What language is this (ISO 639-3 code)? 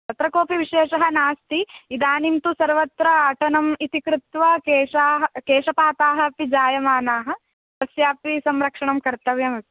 san